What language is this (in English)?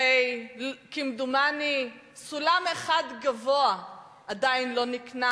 Hebrew